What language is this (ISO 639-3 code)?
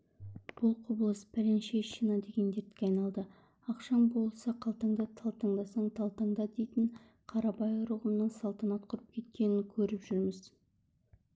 kaz